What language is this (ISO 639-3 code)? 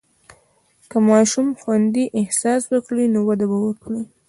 pus